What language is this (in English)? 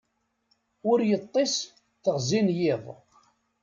Kabyle